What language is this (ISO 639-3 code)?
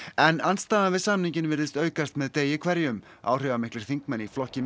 isl